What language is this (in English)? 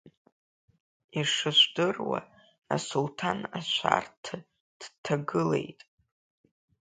Abkhazian